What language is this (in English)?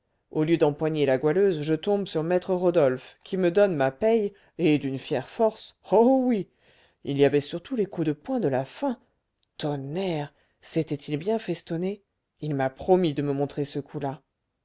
French